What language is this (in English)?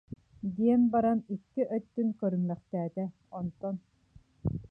Yakut